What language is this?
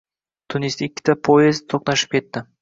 Uzbek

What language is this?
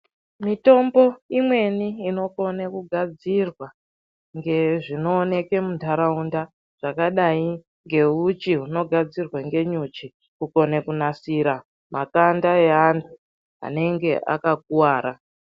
Ndau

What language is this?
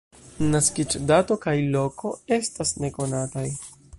Esperanto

